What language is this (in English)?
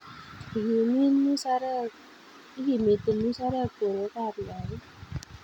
Kalenjin